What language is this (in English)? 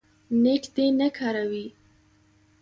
Pashto